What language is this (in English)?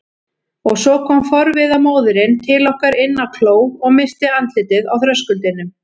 Icelandic